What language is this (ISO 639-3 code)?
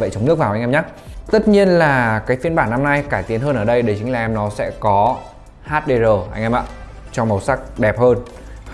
vie